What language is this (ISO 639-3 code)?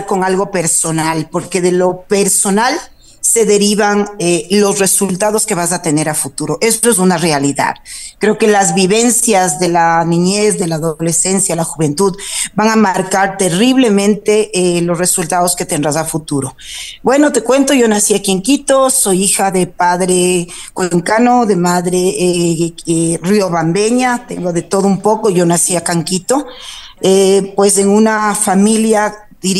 spa